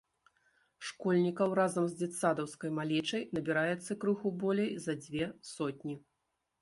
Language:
Belarusian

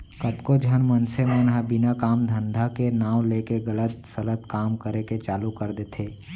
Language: Chhattisgarhi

